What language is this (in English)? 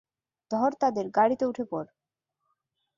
Bangla